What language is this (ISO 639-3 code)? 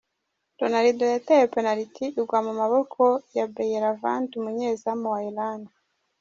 kin